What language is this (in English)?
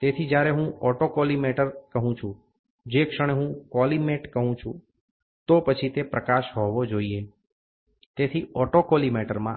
Gujarati